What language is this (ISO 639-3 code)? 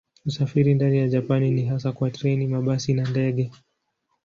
swa